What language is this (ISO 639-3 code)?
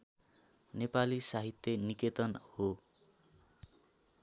nep